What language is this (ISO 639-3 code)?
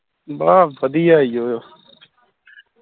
pan